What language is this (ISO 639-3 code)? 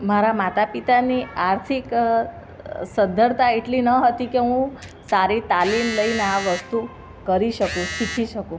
guj